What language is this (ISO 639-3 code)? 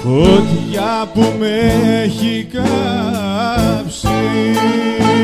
ell